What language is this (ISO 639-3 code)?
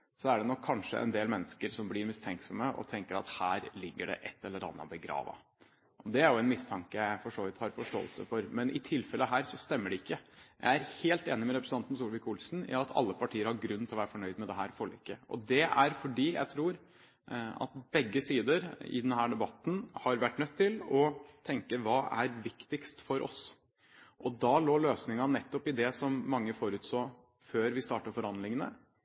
nob